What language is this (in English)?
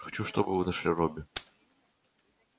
Russian